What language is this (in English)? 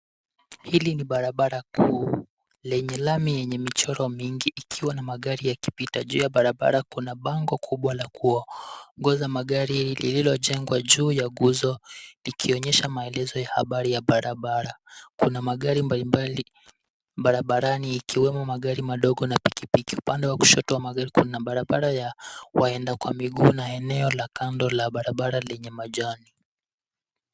Swahili